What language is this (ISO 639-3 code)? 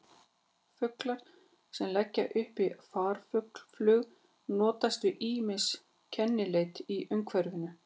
isl